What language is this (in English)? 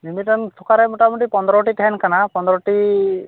Santali